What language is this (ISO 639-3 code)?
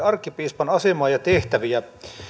fin